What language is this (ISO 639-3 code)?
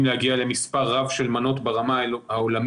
heb